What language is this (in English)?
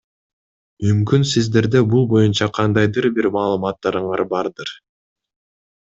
Kyrgyz